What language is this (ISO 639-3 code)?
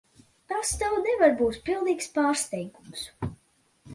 lav